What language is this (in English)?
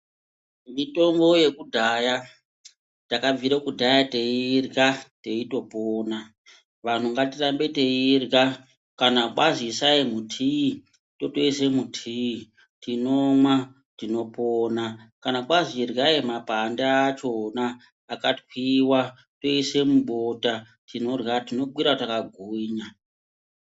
Ndau